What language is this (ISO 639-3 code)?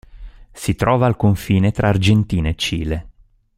ita